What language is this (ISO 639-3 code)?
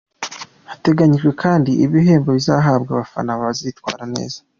kin